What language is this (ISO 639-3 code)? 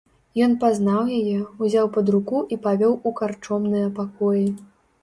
bel